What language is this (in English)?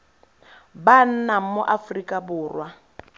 Tswana